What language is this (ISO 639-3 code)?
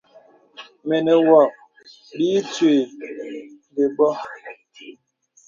beb